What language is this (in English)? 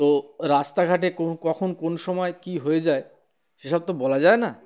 Bangla